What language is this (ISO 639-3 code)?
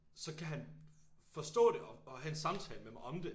dan